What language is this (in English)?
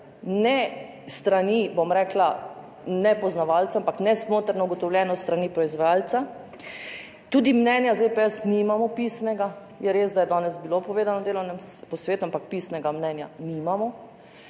Slovenian